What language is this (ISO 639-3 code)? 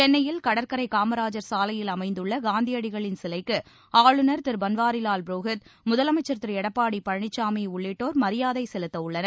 tam